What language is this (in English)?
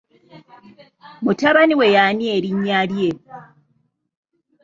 Ganda